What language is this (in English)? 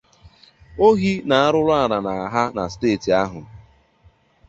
Igbo